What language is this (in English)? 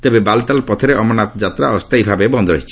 Odia